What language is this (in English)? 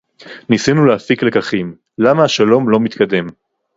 Hebrew